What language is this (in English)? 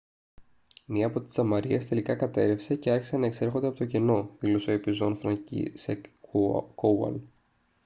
Greek